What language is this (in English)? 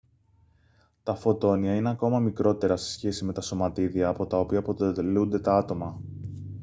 Greek